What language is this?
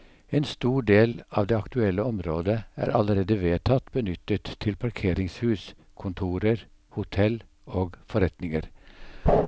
Norwegian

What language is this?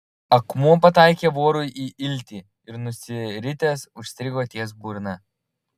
Lithuanian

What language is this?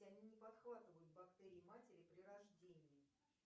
Russian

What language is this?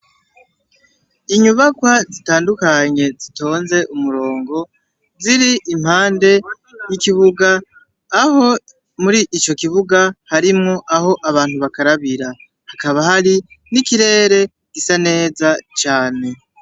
Rundi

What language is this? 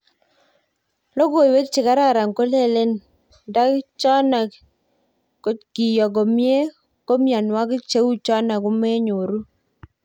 Kalenjin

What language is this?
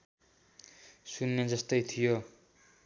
Nepali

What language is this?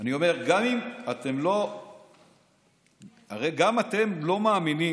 Hebrew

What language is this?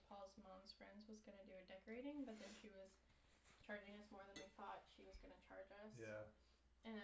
English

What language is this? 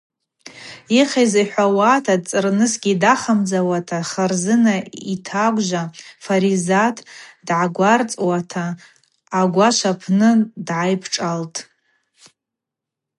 Abaza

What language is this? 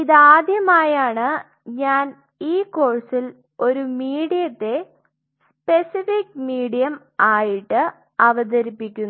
Malayalam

